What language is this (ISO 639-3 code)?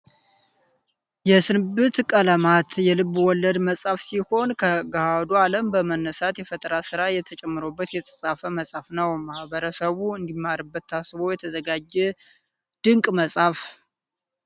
amh